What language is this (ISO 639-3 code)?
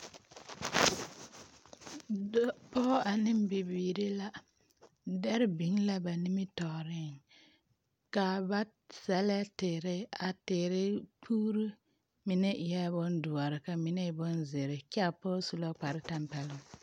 dga